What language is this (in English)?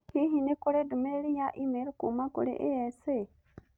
Kikuyu